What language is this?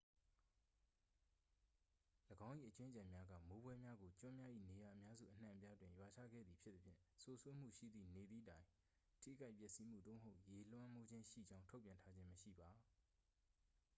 Burmese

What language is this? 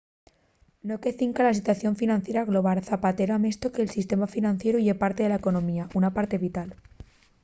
Asturian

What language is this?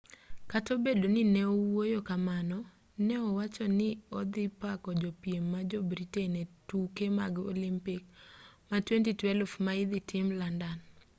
Luo (Kenya and Tanzania)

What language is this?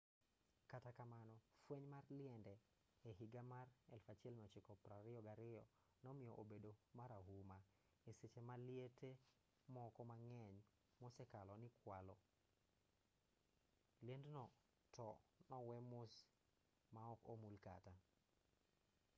Luo (Kenya and Tanzania)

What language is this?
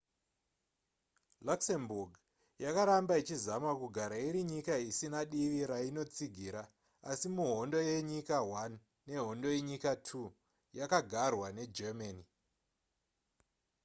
Shona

